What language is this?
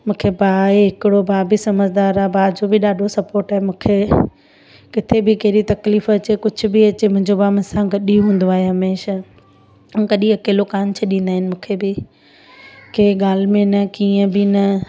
Sindhi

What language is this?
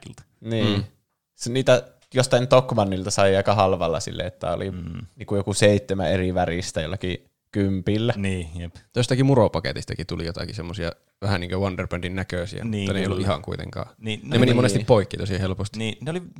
Finnish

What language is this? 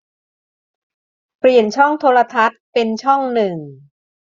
Thai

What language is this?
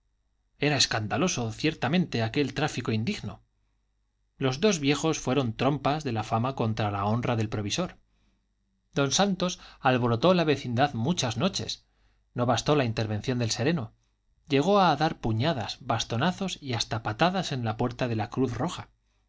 Spanish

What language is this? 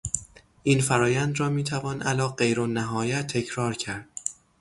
Persian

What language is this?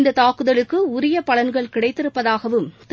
Tamil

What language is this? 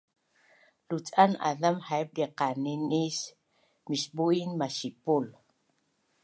Bunun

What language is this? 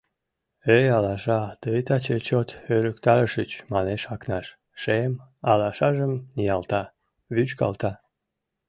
Mari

